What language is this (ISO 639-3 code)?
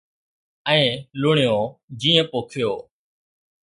snd